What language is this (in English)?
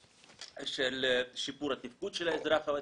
Hebrew